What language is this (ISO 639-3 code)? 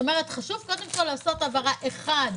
heb